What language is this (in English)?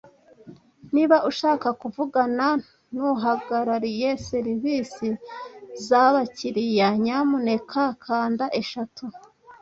Kinyarwanda